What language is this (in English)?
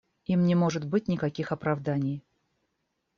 Russian